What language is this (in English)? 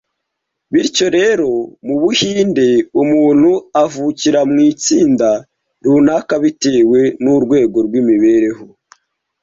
Kinyarwanda